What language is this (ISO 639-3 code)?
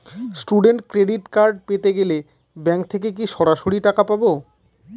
ben